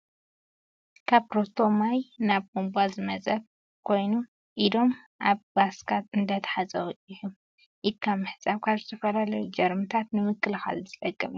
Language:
Tigrinya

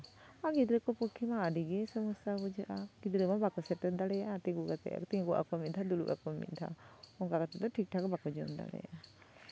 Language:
Santali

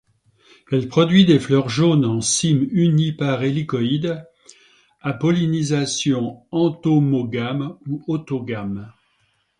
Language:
French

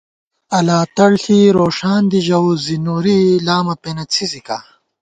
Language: Gawar-Bati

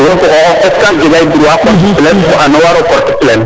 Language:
Serer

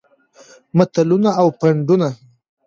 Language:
Pashto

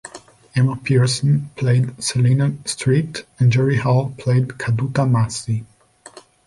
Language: English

